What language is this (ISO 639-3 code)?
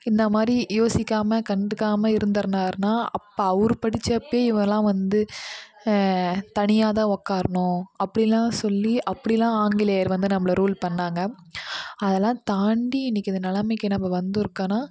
tam